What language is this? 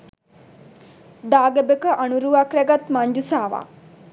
Sinhala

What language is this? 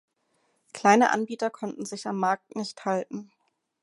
German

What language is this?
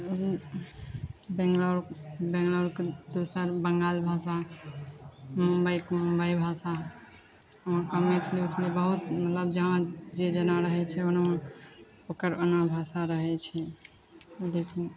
Maithili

